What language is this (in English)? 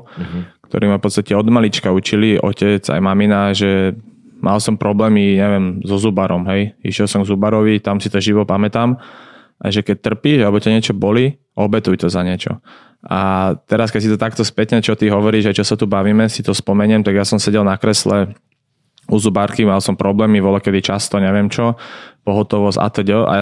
Slovak